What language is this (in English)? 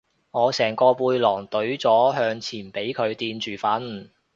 Cantonese